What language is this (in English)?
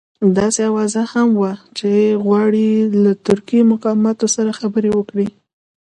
Pashto